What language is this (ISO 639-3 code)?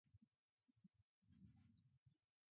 eus